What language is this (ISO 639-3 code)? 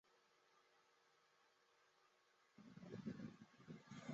zho